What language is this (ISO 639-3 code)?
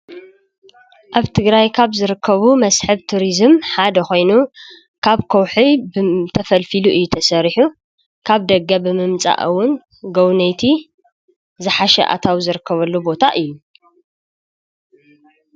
tir